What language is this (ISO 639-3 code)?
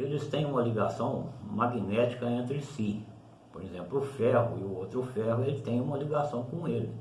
por